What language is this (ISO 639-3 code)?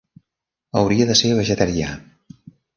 cat